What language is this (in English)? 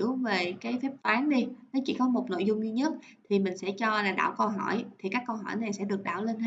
Vietnamese